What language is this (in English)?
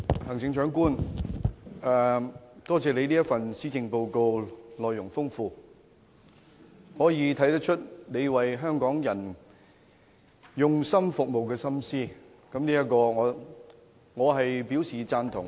Cantonese